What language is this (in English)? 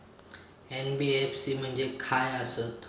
Marathi